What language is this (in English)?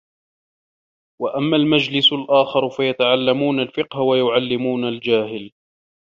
Arabic